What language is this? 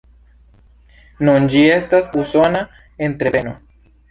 Esperanto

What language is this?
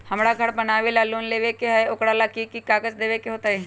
Magahi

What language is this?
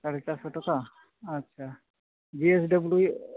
Santali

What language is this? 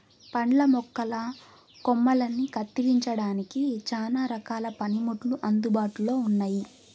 Telugu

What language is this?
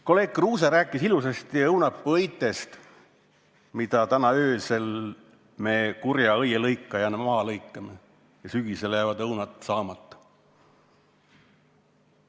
Estonian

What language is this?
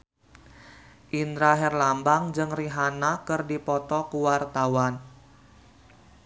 Sundanese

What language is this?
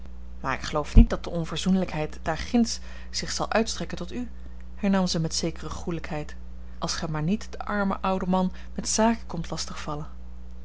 Dutch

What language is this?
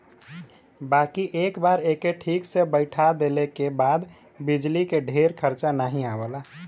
Bhojpuri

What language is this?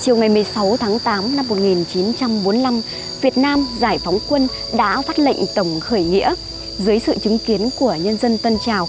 Vietnamese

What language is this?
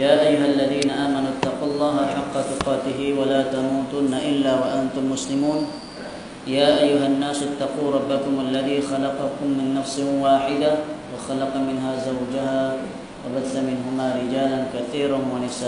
Malay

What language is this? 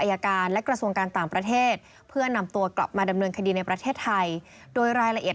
Thai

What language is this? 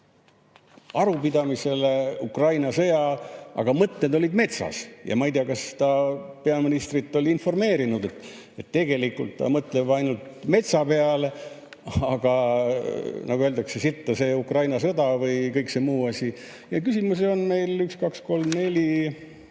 Estonian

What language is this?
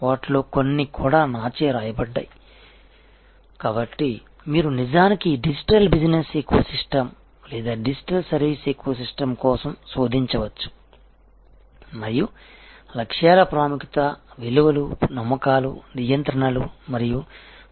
Telugu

